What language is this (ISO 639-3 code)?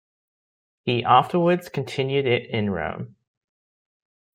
eng